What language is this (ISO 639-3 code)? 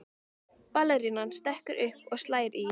isl